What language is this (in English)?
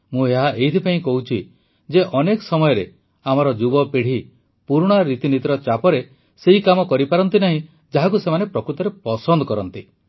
Odia